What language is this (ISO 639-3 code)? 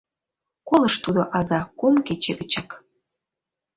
chm